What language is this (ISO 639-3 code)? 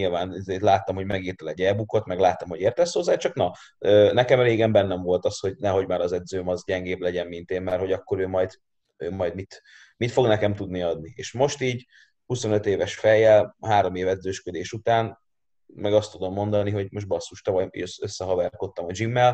hun